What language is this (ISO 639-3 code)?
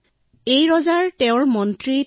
asm